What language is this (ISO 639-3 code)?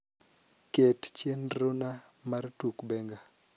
luo